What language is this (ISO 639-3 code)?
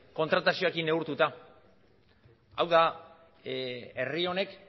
eus